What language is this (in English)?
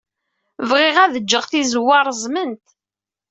Kabyle